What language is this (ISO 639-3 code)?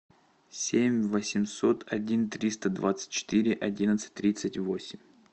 rus